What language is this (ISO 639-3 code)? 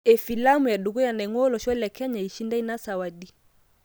mas